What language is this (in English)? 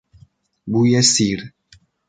Persian